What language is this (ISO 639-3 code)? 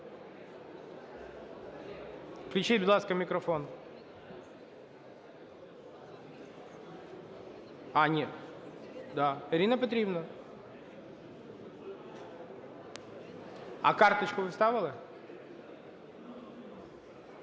ukr